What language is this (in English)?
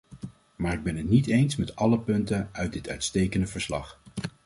Dutch